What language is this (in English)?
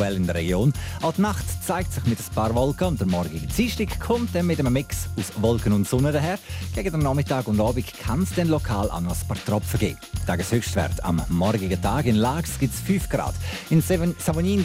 German